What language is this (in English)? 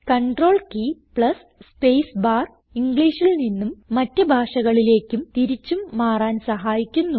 Malayalam